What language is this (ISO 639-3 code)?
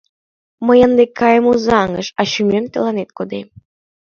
chm